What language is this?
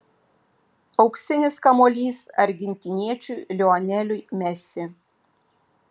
Lithuanian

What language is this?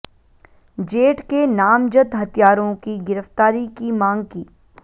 Hindi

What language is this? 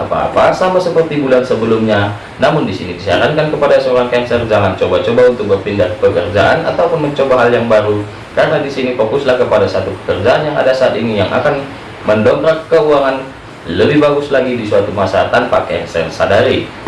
Indonesian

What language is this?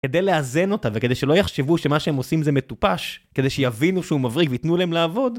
Hebrew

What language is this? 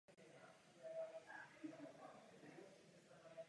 Czech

